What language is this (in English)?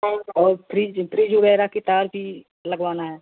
Hindi